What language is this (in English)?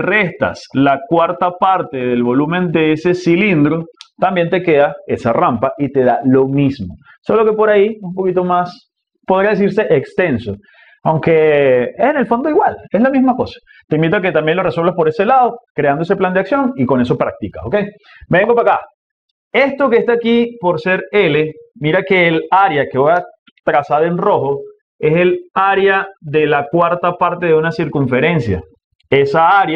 Spanish